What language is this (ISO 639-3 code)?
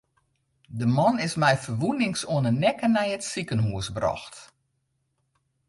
fry